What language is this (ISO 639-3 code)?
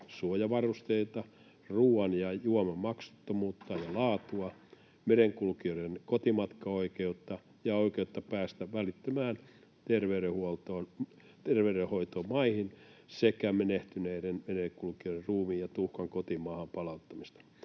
fin